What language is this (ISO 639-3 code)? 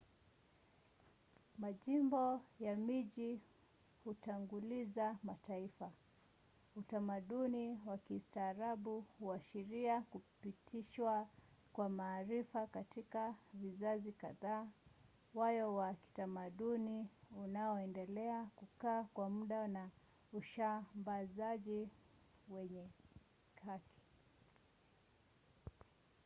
swa